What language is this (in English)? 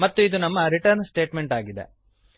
Kannada